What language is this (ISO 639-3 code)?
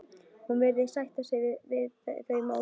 isl